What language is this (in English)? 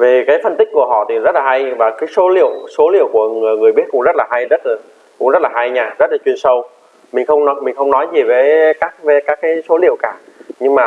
Vietnamese